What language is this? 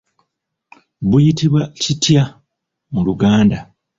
Ganda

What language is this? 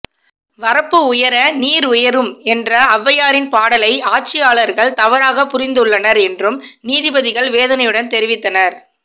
Tamil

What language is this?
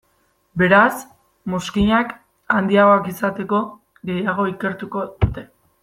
Basque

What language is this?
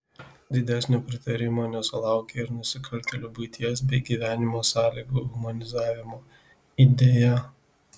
Lithuanian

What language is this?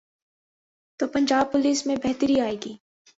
Urdu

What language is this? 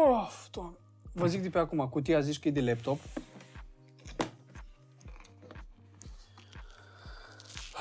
Romanian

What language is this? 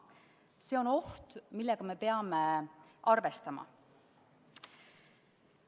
Estonian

